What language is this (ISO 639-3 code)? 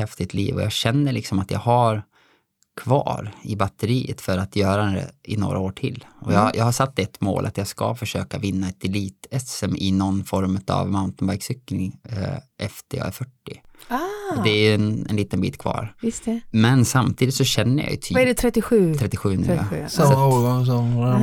swe